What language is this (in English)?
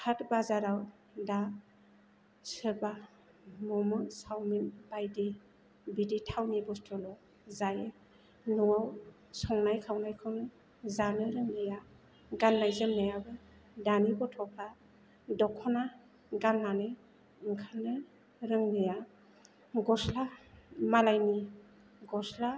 Bodo